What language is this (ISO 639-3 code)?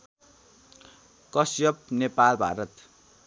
nep